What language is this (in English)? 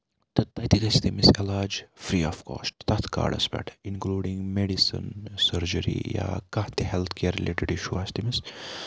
Kashmiri